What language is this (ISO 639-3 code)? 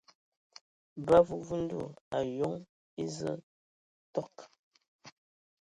ewo